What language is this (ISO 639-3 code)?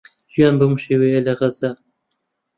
ckb